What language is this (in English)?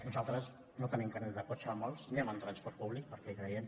Catalan